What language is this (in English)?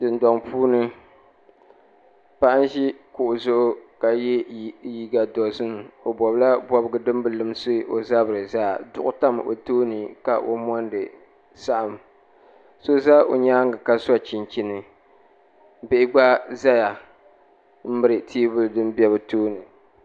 Dagbani